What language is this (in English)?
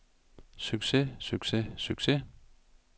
Danish